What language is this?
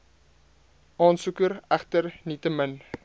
Afrikaans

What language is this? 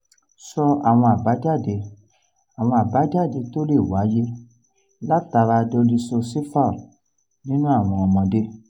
Yoruba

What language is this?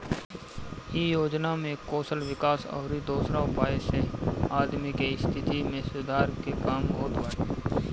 Bhojpuri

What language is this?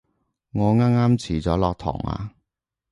Cantonese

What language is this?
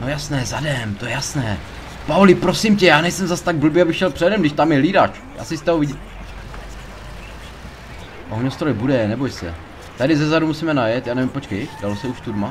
Czech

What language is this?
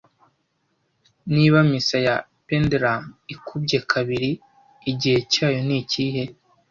Kinyarwanda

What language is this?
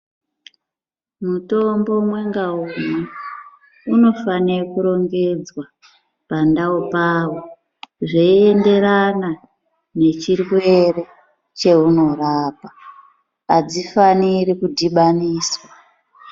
Ndau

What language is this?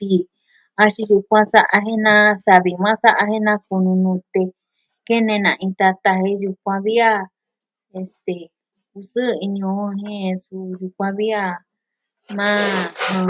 Southwestern Tlaxiaco Mixtec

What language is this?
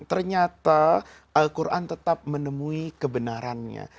Indonesian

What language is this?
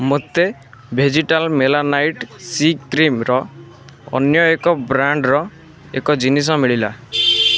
Odia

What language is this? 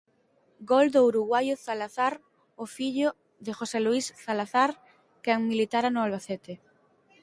Galician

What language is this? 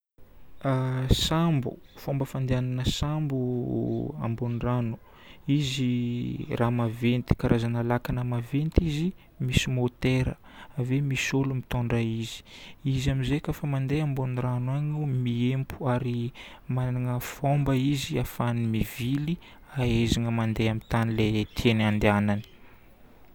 Northern Betsimisaraka Malagasy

